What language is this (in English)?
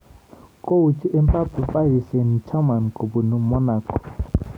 Kalenjin